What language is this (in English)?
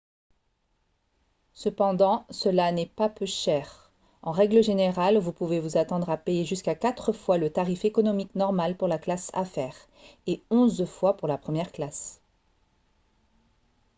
French